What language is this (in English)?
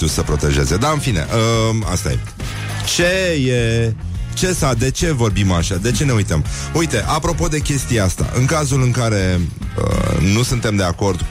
Romanian